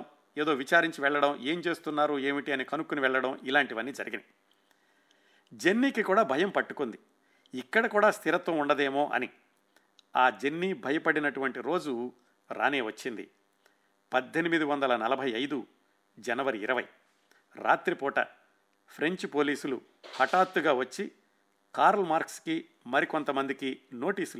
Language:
Telugu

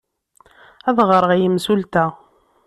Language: Kabyle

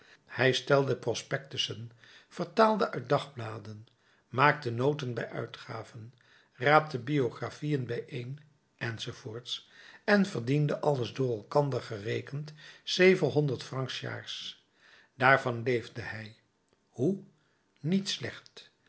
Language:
Dutch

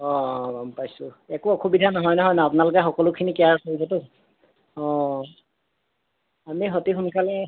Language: Assamese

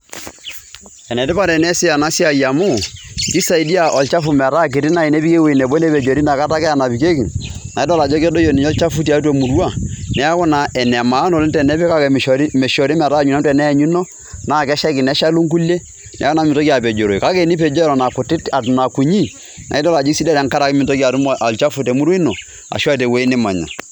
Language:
Masai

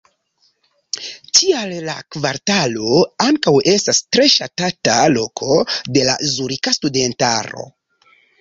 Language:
Esperanto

